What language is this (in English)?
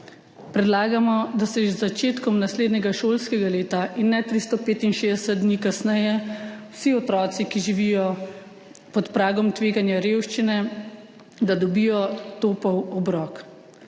Slovenian